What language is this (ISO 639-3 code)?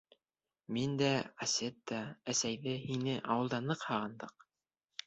bak